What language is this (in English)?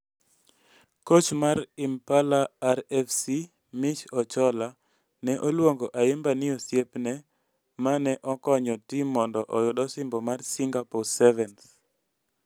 Luo (Kenya and Tanzania)